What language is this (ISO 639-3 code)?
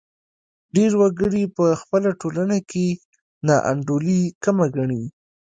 pus